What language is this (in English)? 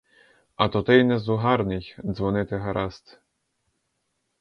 Ukrainian